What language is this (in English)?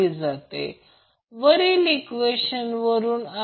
Marathi